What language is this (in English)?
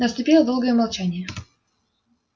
Russian